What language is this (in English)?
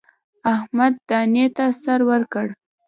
Pashto